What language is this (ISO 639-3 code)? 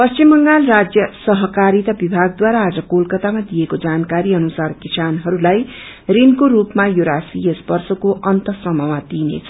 nep